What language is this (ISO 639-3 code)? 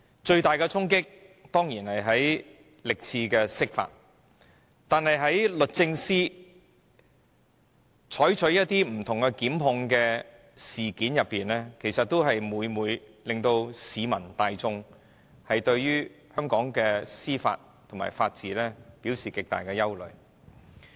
yue